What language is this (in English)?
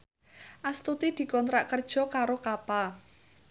Javanese